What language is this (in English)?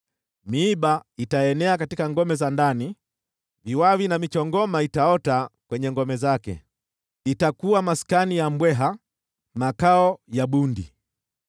Swahili